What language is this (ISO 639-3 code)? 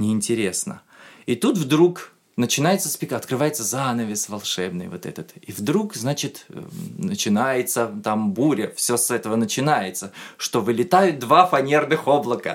rus